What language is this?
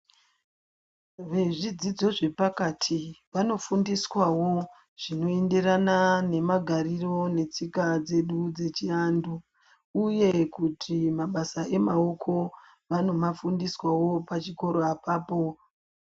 Ndau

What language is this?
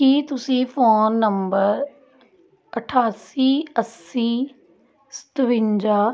Punjabi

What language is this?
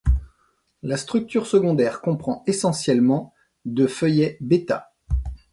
French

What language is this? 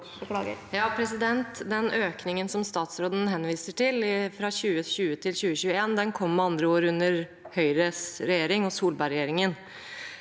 Norwegian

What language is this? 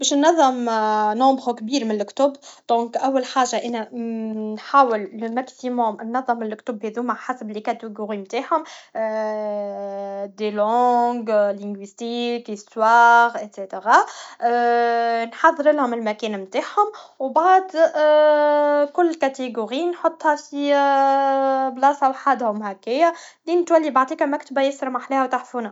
Tunisian Arabic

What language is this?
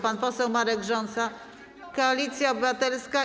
Polish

